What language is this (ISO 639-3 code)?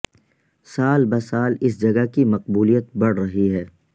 urd